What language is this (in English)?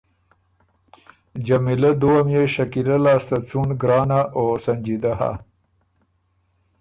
Ormuri